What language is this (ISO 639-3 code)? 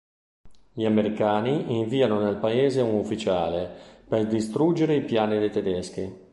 ita